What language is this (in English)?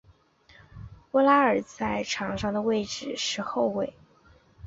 Chinese